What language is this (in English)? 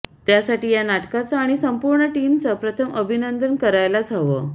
Marathi